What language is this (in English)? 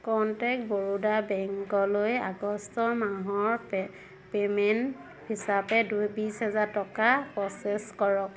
Assamese